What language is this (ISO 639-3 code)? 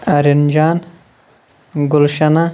kas